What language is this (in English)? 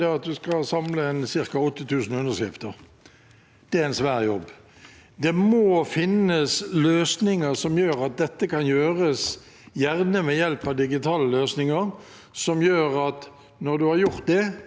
Norwegian